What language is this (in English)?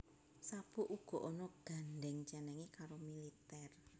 Javanese